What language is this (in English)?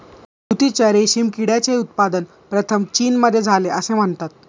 Marathi